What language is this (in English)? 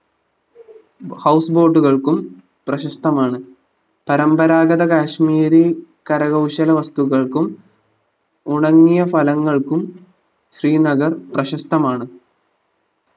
Malayalam